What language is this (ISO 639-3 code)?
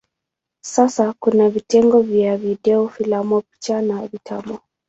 swa